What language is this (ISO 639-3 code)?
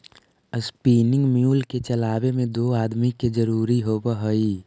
mag